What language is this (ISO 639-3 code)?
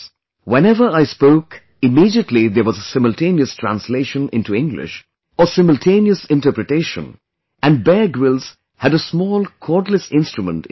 eng